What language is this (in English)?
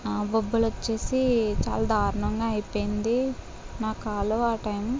Telugu